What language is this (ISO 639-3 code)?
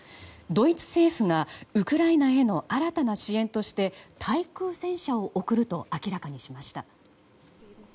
jpn